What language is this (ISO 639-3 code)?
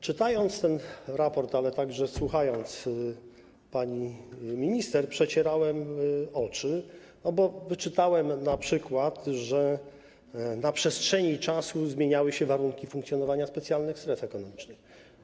pol